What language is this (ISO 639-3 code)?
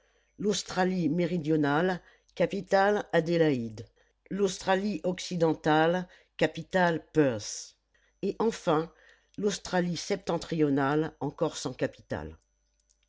fra